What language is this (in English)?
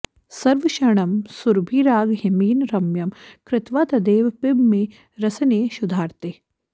Sanskrit